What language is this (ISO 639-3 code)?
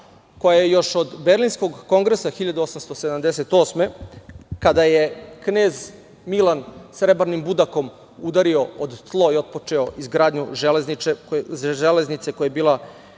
srp